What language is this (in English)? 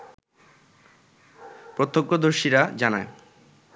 Bangla